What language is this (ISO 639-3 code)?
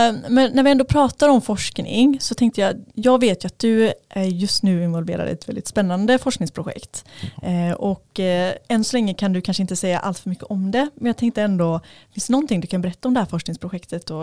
swe